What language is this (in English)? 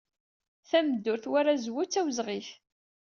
Kabyle